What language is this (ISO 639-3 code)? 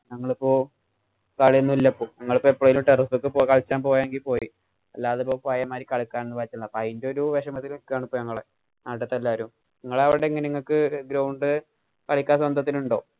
mal